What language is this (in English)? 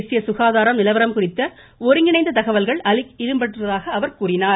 Tamil